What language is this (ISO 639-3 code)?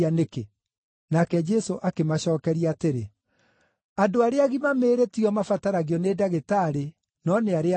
kik